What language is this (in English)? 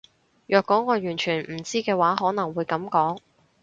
Cantonese